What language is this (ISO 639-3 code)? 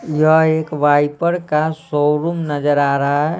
hin